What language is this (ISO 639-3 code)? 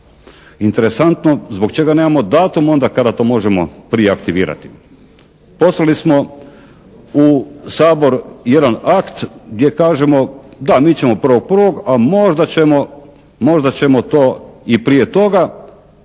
hrv